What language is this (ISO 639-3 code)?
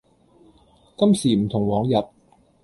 yue